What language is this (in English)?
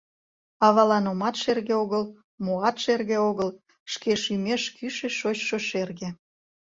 Mari